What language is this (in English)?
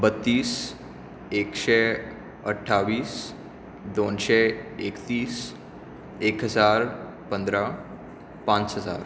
Konkani